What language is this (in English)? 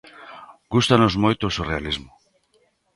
Galician